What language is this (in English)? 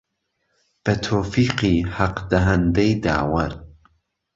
Central Kurdish